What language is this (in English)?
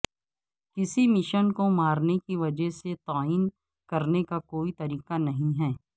Urdu